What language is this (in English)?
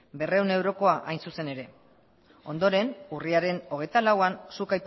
Basque